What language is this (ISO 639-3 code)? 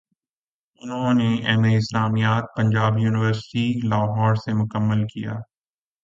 urd